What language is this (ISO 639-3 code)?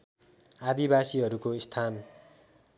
nep